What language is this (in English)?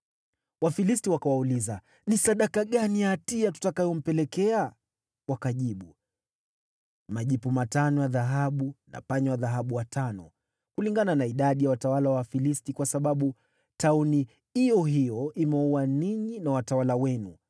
Swahili